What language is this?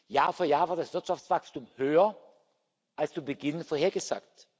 German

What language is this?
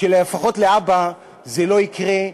Hebrew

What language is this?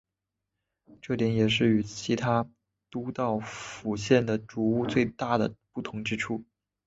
Chinese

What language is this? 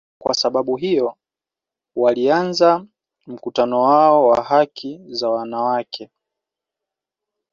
Swahili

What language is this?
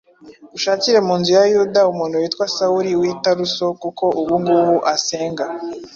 Kinyarwanda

